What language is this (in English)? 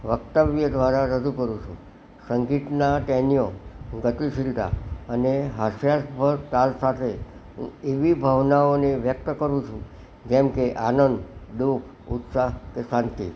Gujarati